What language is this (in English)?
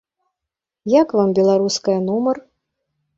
Belarusian